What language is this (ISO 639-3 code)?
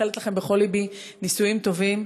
heb